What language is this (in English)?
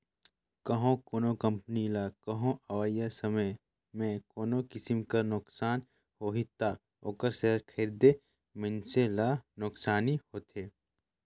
Chhattisgarhi